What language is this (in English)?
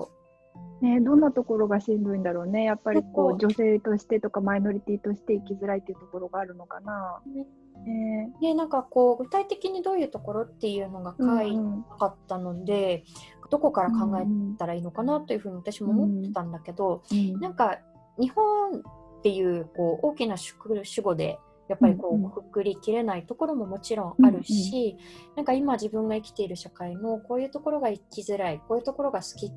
Japanese